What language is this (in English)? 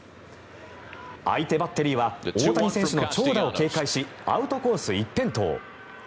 Japanese